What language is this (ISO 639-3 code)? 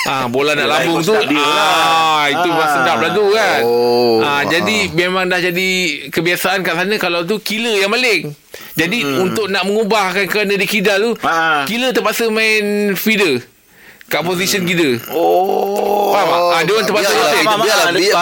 msa